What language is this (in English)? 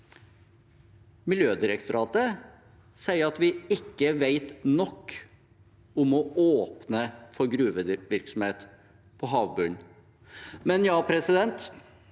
Norwegian